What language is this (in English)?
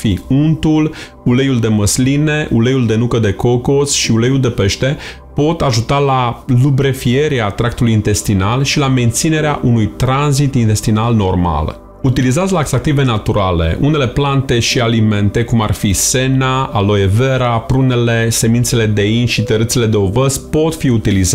Romanian